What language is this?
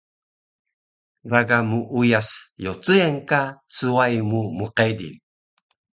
Taroko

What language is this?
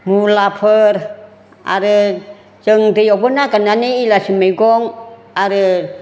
Bodo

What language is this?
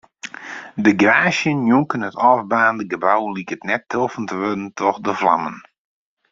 Western Frisian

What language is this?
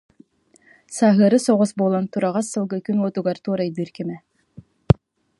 Yakut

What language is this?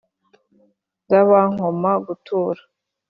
Kinyarwanda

